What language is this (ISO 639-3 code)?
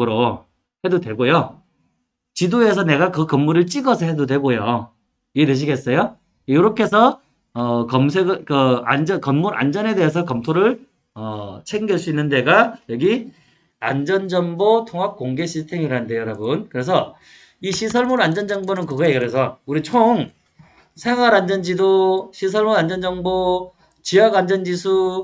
kor